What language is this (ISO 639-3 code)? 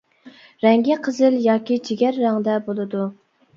uig